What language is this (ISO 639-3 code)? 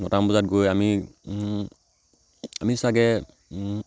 asm